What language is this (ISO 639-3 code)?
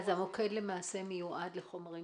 heb